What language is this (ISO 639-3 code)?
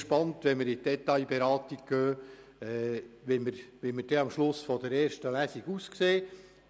gsw